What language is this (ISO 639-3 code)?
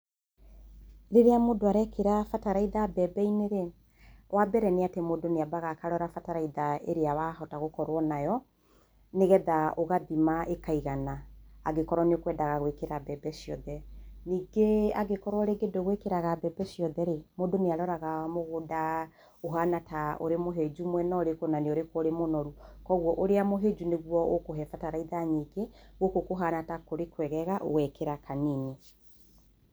kik